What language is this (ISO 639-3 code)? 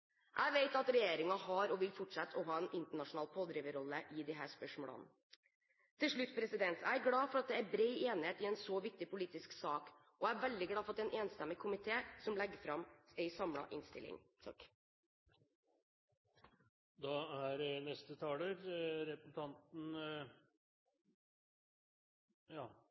nor